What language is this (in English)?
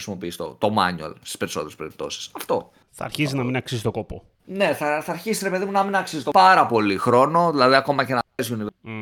Greek